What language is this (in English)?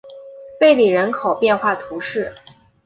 Chinese